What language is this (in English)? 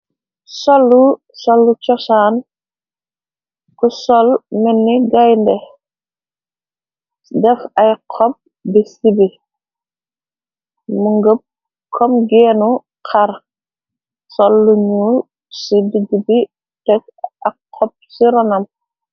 Wolof